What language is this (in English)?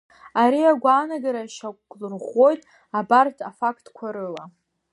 Abkhazian